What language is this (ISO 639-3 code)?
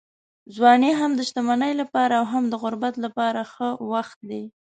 pus